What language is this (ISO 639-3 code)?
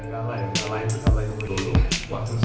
ind